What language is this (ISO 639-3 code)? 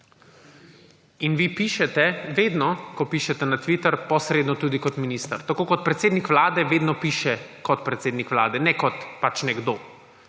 slv